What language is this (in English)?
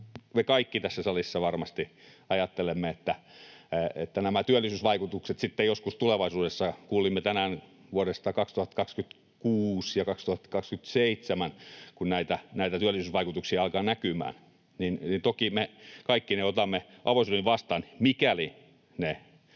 Finnish